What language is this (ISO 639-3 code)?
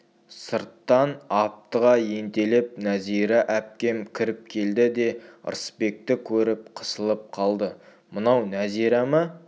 kaz